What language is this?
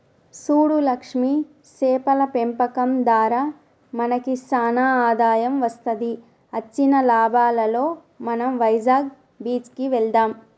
Telugu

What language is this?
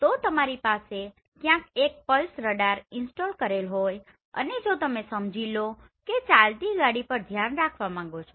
Gujarati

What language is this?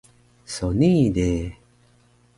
Taroko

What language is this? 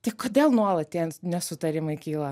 Lithuanian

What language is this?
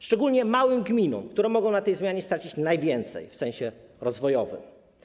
Polish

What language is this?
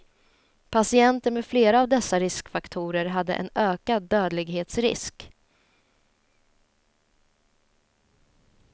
Swedish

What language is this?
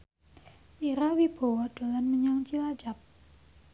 Javanese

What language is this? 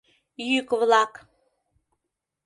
Mari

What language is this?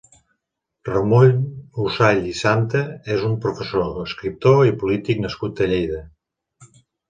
Catalan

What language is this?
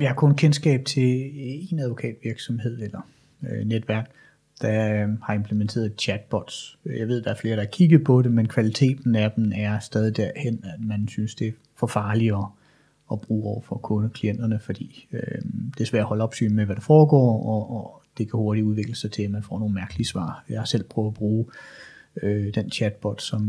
Danish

